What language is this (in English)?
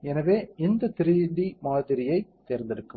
Tamil